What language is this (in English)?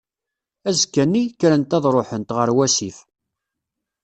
Kabyle